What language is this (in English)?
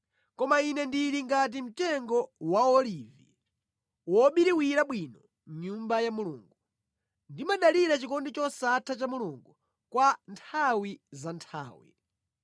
Nyanja